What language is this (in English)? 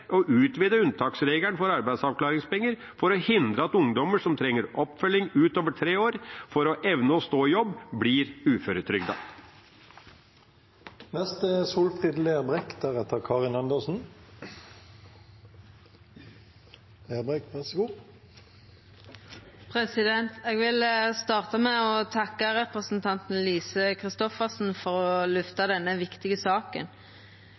Norwegian